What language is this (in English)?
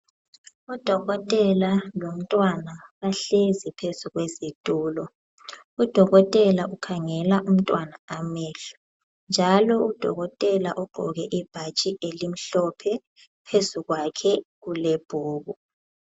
North Ndebele